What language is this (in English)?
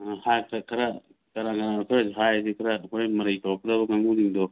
Manipuri